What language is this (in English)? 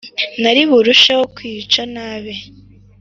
Kinyarwanda